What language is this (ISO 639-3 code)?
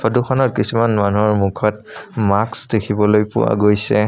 asm